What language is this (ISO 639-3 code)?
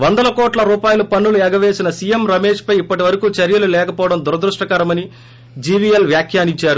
tel